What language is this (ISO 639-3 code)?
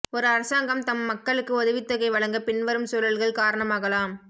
tam